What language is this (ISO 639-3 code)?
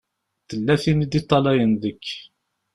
kab